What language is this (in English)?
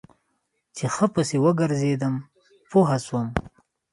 Pashto